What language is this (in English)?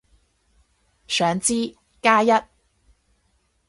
Cantonese